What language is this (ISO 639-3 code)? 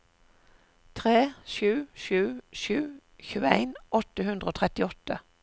nor